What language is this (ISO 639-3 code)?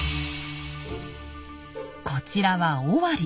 jpn